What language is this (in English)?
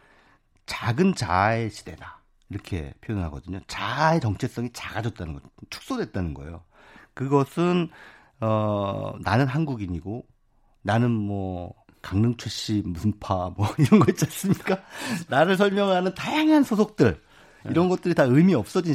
Korean